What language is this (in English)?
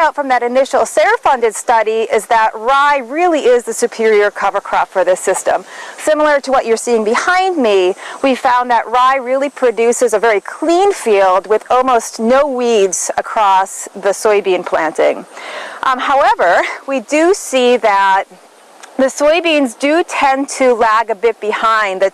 English